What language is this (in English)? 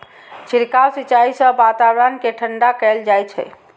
Maithili